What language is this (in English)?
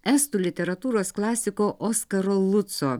Lithuanian